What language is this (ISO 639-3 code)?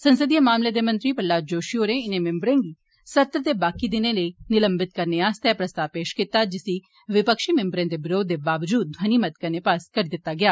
doi